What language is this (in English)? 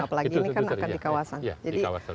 Indonesian